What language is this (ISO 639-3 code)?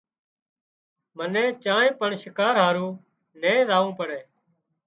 kxp